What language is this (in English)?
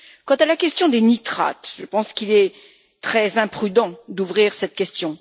French